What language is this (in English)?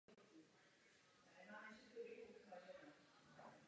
Czech